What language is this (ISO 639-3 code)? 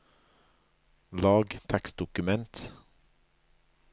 nor